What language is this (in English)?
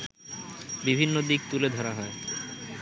Bangla